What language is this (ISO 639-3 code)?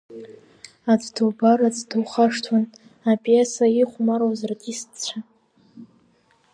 abk